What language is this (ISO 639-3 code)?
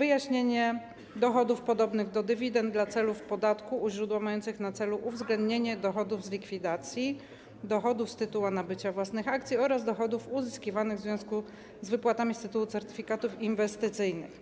pol